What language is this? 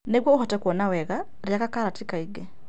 Kikuyu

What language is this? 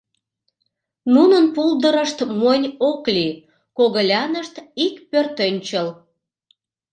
Mari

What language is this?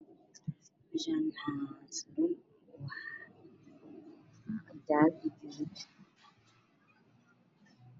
Somali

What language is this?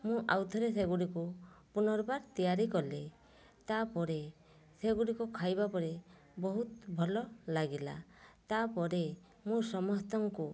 Odia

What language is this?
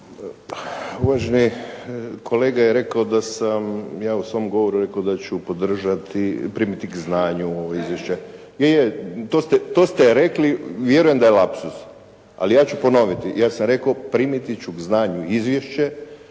Croatian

